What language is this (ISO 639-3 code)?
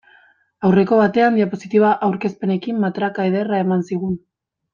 eus